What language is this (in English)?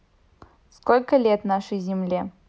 Russian